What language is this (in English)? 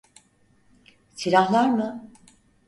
Turkish